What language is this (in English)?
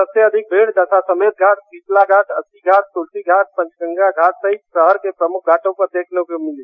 Hindi